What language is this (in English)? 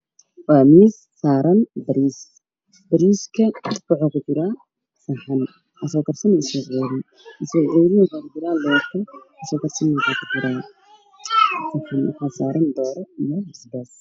Somali